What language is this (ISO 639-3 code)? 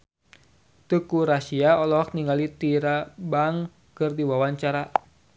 sun